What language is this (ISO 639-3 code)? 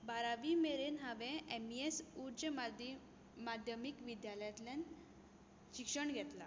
kok